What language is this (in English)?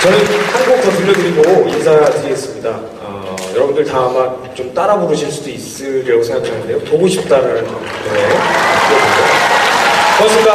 Korean